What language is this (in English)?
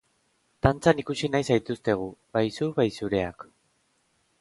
Basque